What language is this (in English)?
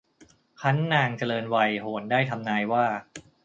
Thai